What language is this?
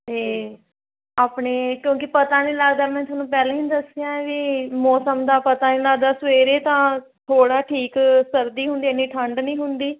Punjabi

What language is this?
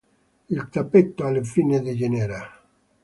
Italian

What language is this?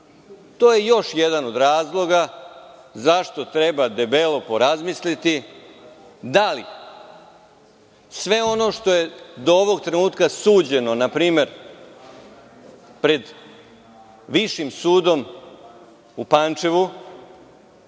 Serbian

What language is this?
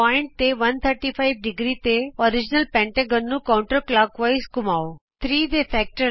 Punjabi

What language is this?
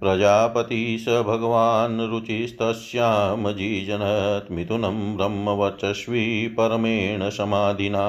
Hindi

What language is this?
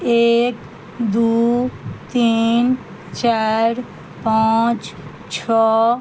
Maithili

